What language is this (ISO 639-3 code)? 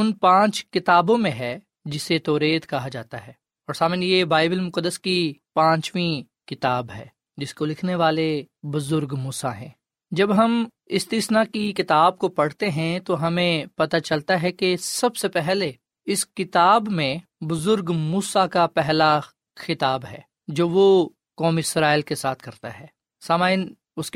urd